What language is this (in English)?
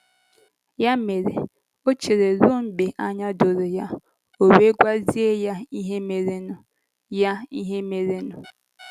Igbo